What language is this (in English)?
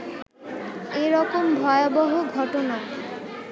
Bangla